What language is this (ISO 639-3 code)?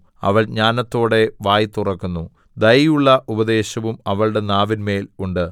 mal